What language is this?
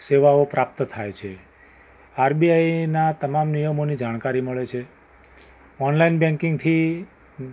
Gujarati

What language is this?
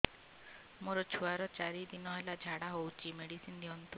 Odia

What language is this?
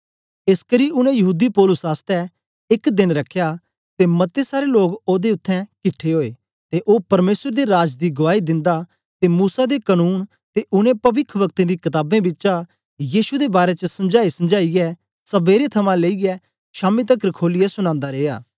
Dogri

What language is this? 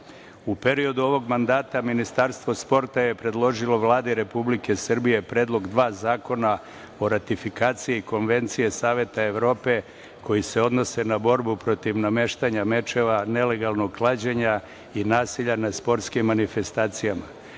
Serbian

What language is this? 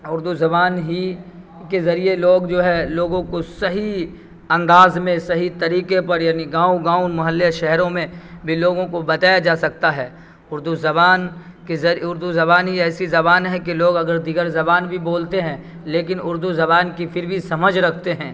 Urdu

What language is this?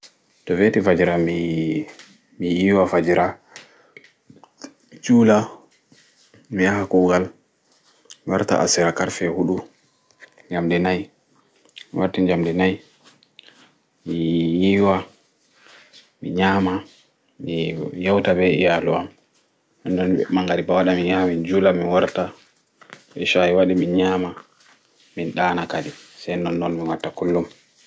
Fula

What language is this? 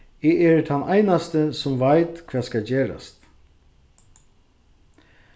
Faroese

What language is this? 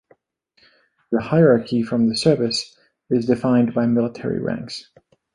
English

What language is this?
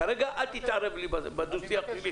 Hebrew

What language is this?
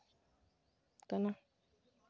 Santali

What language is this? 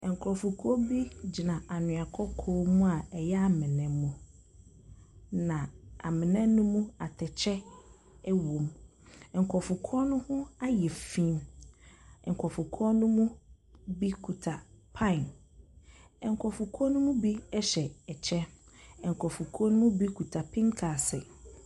Akan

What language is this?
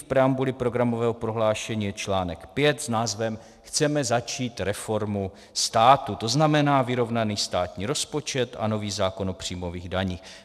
Czech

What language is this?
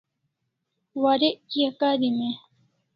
Kalasha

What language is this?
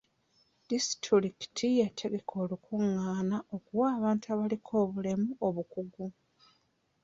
Ganda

